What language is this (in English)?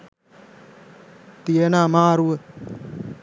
Sinhala